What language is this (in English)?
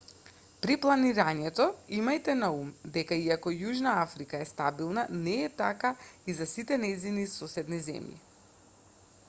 Macedonian